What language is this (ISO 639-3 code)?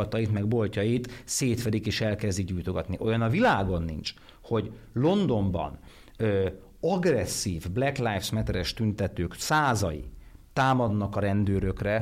hun